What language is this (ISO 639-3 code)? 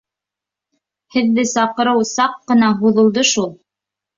bak